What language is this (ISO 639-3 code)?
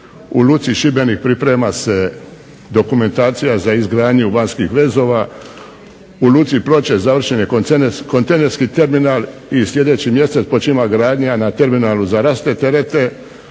hrv